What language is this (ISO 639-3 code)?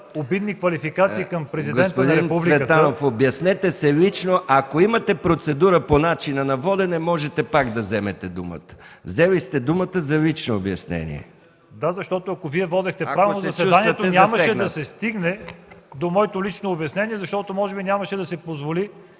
bul